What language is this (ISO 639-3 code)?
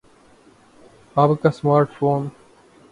urd